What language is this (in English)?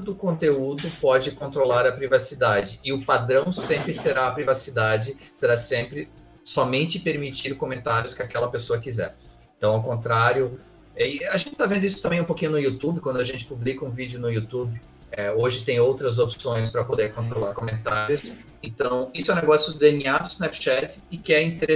Portuguese